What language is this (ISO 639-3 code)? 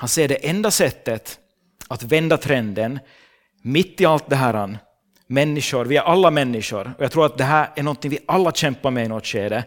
swe